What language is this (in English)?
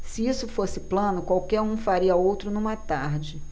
Portuguese